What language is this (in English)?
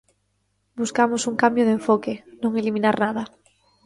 Galician